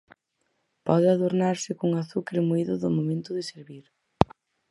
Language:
Galician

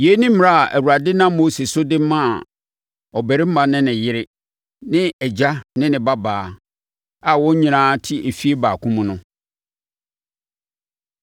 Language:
Akan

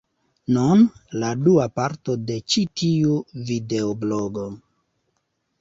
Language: Esperanto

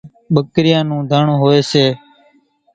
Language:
Kachi Koli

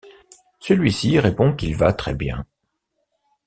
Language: French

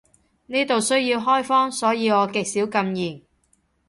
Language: Cantonese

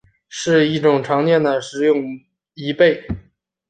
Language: Chinese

